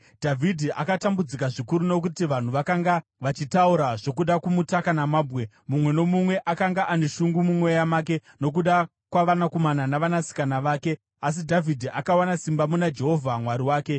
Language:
Shona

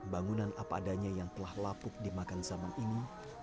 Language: Indonesian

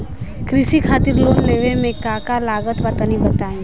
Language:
Bhojpuri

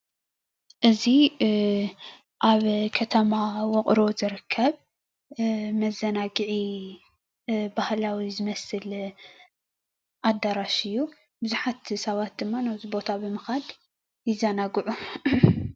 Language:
Tigrinya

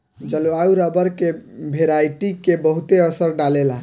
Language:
Bhojpuri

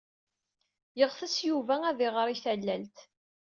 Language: Kabyle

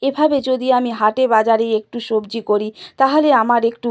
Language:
Bangla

